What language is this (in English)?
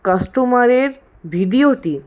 Bangla